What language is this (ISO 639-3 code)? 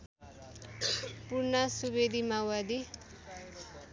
nep